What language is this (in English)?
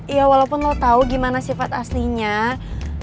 Indonesian